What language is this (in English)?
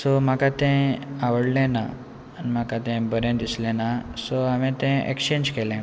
Konkani